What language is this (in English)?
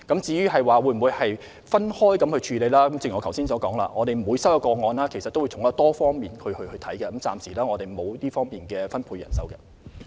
Cantonese